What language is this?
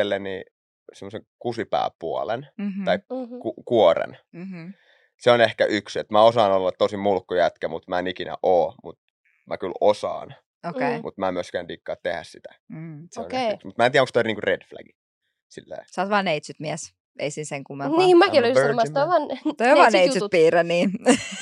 Finnish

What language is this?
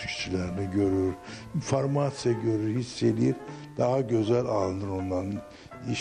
Turkish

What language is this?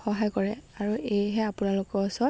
Assamese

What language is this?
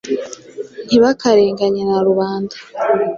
Kinyarwanda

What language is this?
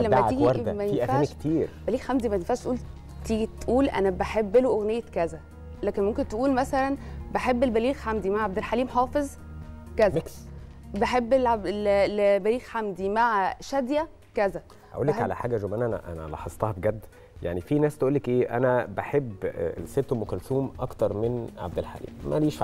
Arabic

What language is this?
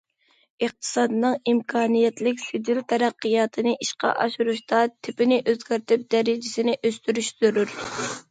Uyghur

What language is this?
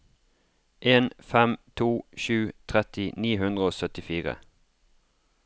Norwegian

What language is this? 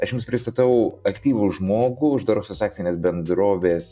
Lithuanian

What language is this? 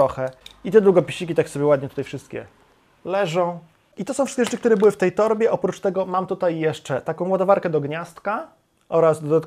Polish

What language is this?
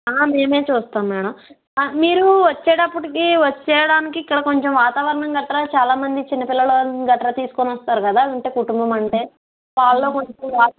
Telugu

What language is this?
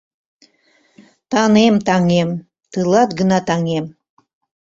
Mari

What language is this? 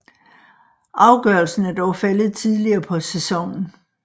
Danish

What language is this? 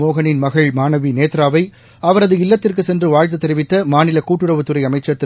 Tamil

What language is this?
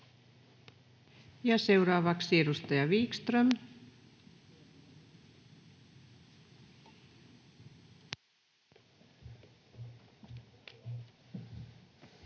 Finnish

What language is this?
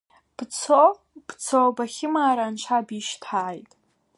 Abkhazian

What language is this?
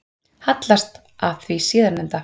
Icelandic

